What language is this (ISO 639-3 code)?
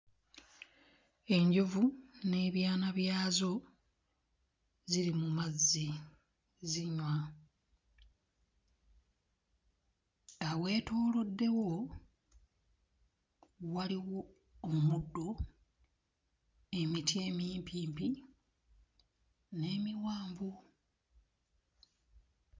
lug